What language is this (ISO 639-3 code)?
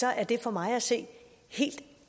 dan